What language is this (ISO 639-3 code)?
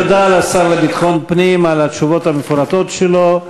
heb